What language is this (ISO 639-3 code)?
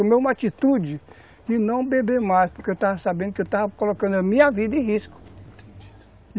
por